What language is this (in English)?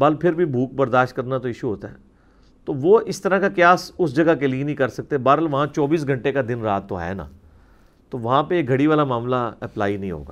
Urdu